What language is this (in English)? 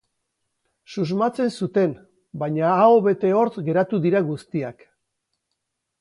Basque